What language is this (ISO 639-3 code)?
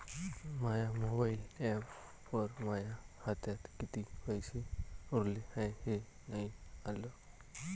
mar